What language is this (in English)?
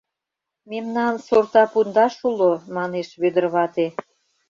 Mari